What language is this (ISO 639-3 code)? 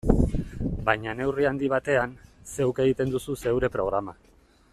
eus